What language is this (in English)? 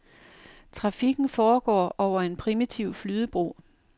Danish